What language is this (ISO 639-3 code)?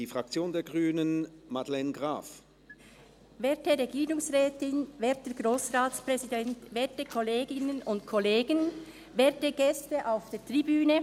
gsw